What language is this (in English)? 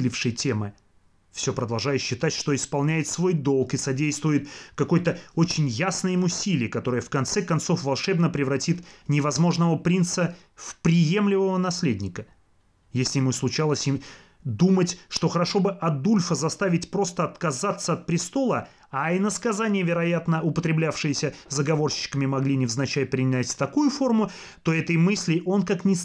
Russian